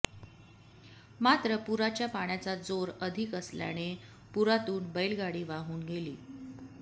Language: Marathi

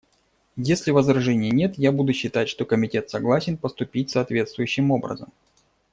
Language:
Russian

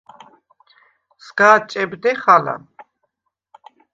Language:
Svan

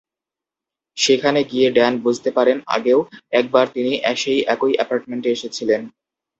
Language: Bangla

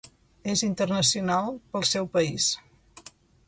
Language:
Catalan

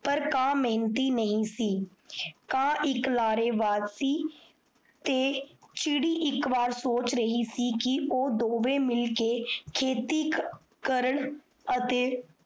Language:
Punjabi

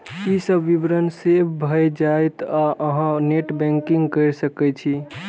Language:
Maithili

